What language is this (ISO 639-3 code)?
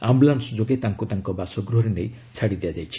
ori